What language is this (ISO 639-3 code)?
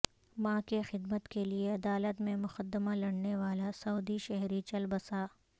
urd